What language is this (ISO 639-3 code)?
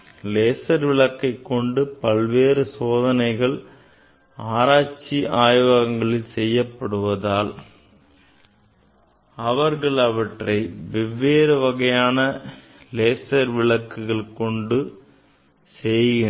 tam